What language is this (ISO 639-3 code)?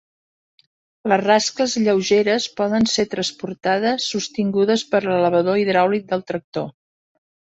cat